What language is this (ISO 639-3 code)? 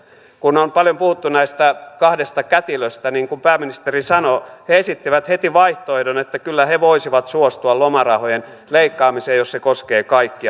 fin